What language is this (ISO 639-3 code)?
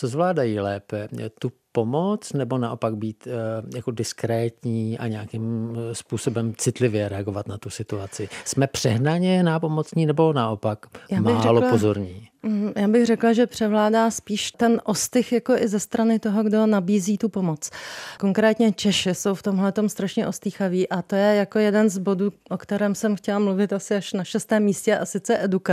ces